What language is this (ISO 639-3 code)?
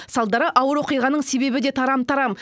kaz